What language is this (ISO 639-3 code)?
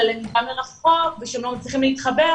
heb